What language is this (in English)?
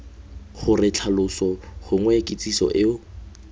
Tswana